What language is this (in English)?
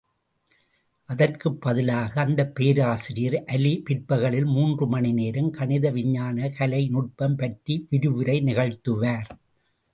Tamil